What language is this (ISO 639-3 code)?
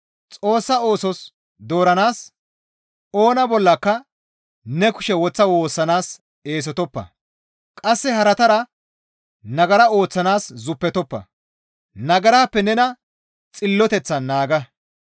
gmv